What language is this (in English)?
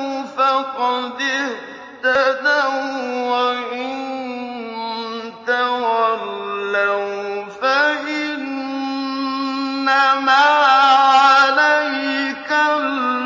Arabic